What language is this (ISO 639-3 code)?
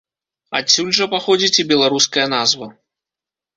bel